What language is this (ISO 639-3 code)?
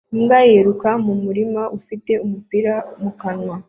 kin